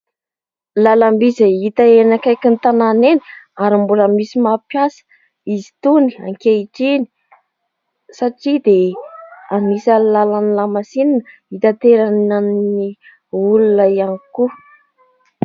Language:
Malagasy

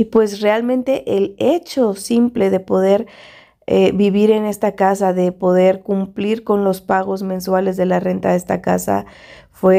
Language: Spanish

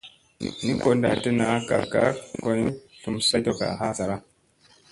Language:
Musey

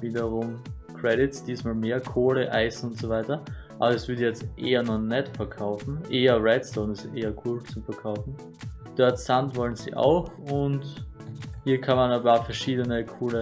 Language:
German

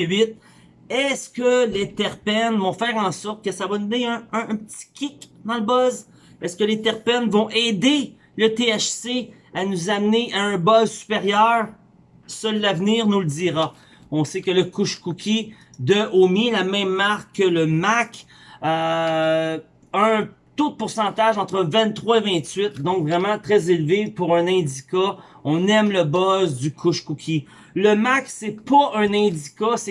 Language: French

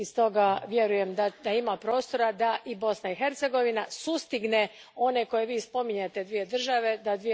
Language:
Croatian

